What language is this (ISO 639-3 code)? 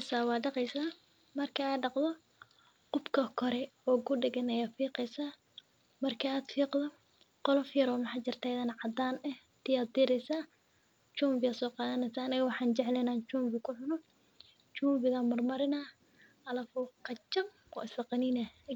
som